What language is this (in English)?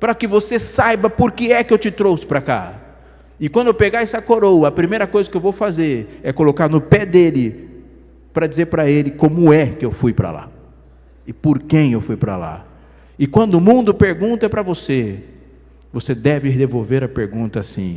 Portuguese